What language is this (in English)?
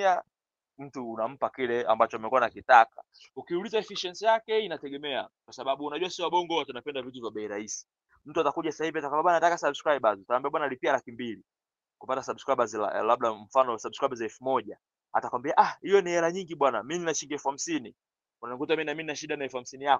Swahili